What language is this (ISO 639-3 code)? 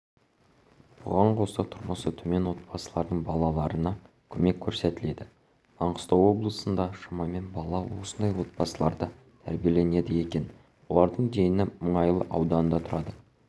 kaz